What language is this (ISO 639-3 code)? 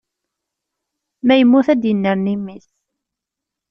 kab